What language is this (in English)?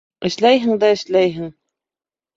Bashkir